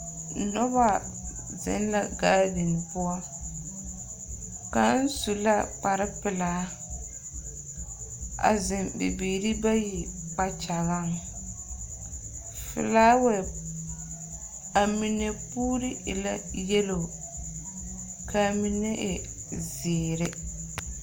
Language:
Southern Dagaare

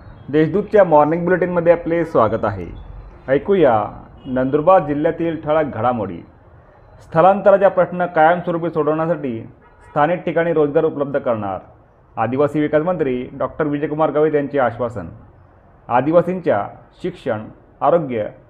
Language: Marathi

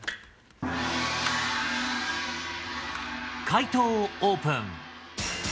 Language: Japanese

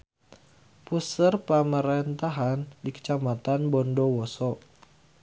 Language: Sundanese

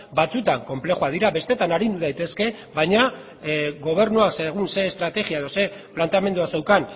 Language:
Basque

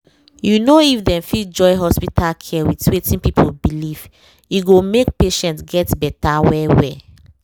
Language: Nigerian Pidgin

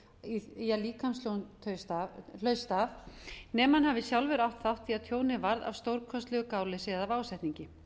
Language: Icelandic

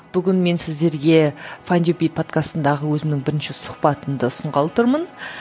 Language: Kazakh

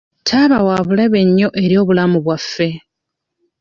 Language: Ganda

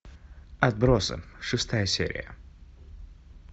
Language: Russian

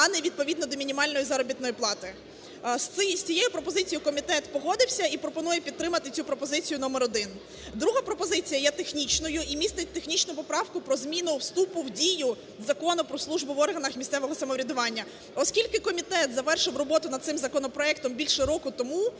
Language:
Ukrainian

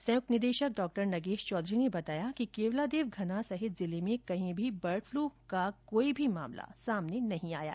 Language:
Hindi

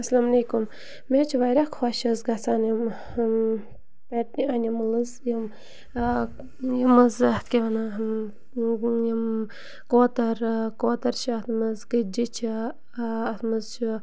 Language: Kashmiri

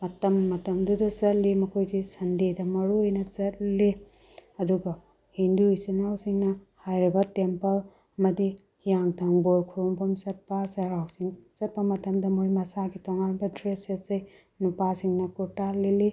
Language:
Manipuri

